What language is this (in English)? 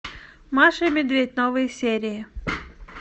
Russian